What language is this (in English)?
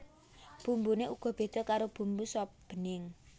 Javanese